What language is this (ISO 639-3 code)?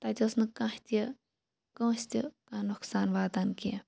kas